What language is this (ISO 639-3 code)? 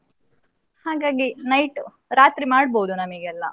kan